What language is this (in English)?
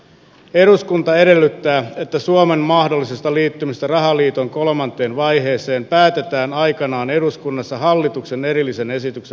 Finnish